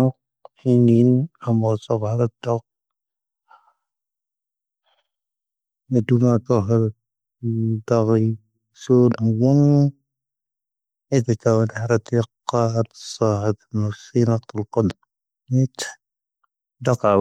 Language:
Tahaggart Tamahaq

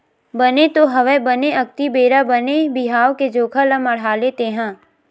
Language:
Chhattisgarhi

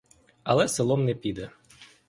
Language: Ukrainian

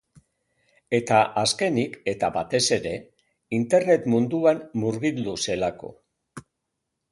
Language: Basque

